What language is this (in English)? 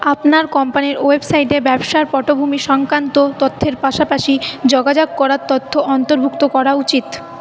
Bangla